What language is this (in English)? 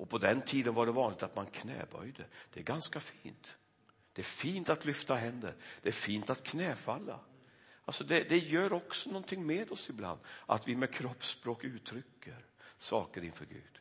Swedish